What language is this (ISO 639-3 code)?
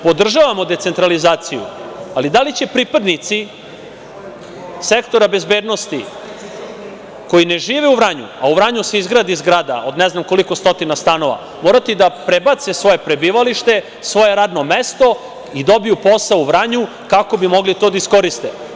srp